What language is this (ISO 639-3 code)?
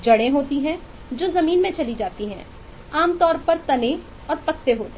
hin